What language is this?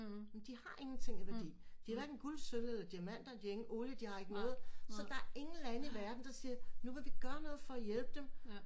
Danish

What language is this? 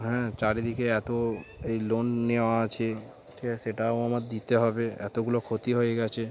Bangla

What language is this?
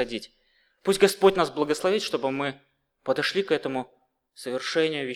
Russian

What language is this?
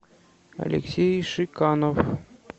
Russian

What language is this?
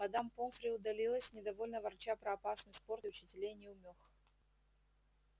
Russian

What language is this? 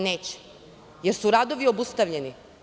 Serbian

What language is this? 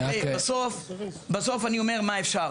Hebrew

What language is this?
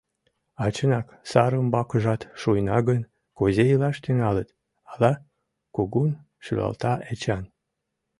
Mari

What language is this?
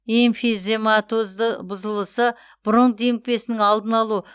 Kazakh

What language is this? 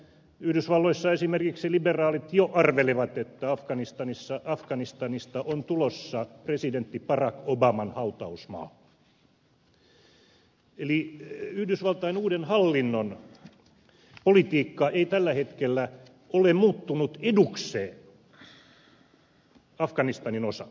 Finnish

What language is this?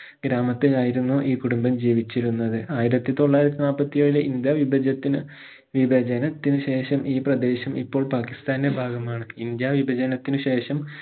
Malayalam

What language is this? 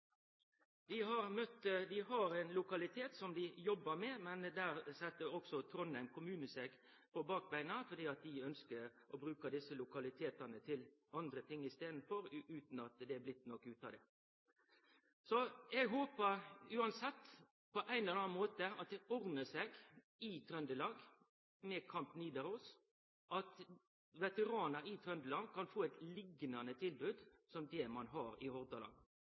Norwegian Nynorsk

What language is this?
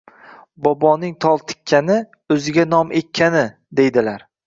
Uzbek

